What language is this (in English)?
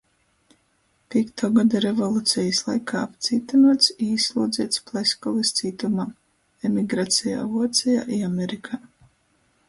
Latgalian